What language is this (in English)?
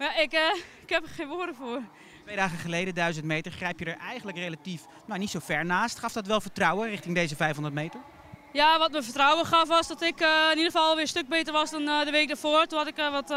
Dutch